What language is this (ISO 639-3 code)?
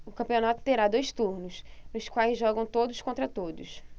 por